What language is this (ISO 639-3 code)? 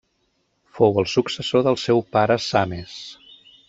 cat